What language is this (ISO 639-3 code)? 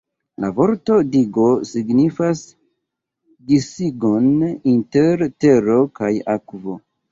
epo